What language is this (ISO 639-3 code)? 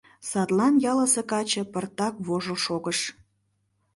chm